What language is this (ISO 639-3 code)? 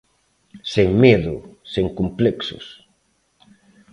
glg